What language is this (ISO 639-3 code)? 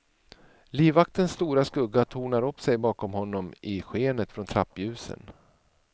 swe